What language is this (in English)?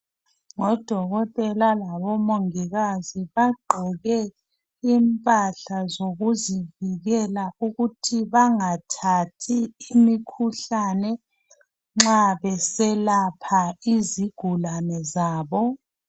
North Ndebele